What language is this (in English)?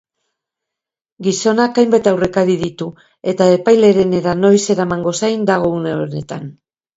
Basque